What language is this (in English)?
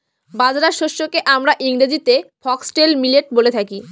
Bangla